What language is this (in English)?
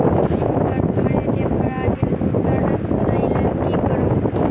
Maithili